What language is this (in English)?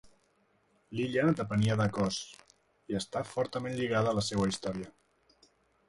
Catalan